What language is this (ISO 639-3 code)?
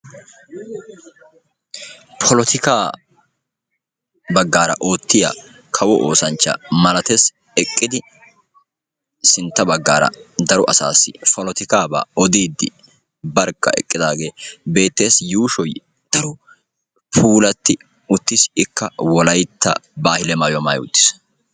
wal